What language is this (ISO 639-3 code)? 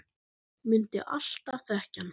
isl